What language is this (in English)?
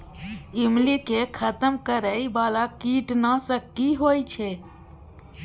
Maithili